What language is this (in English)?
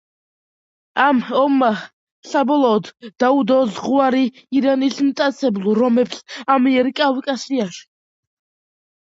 Georgian